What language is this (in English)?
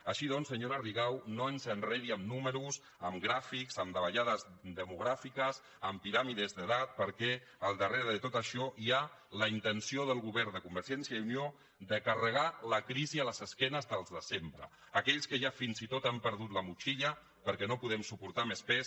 Catalan